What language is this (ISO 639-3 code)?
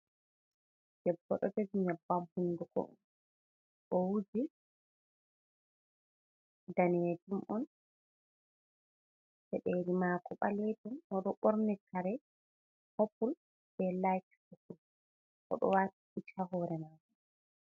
ful